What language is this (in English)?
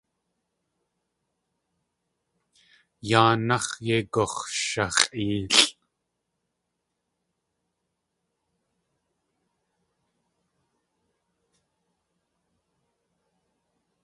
Tlingit